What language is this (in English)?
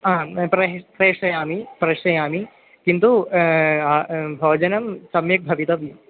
Sanskrit